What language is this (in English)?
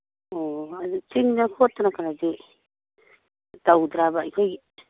Manipuri